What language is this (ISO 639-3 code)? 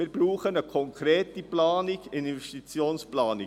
gsw